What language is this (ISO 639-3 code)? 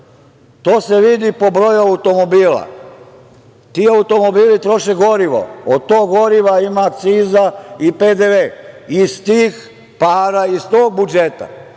srp